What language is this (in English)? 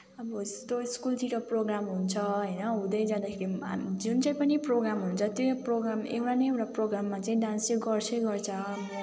Nepali